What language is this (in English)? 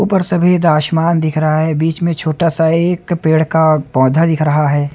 Hindi